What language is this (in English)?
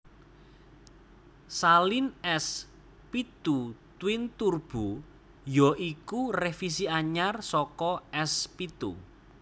Javanese